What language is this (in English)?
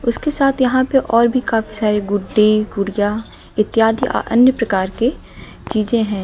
Hindi